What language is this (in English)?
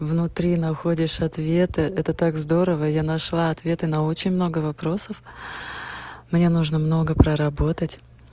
Russian